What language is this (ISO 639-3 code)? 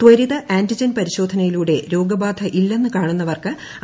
mal